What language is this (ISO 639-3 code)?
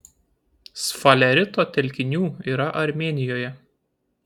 lit